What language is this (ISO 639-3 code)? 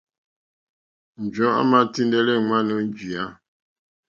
bri